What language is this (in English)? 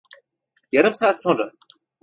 Turkish